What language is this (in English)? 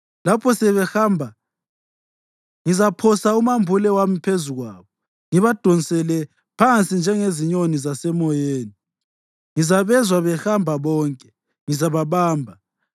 North Ndebele